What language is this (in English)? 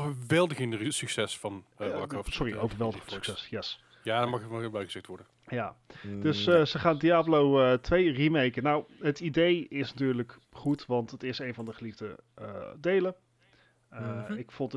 Dutch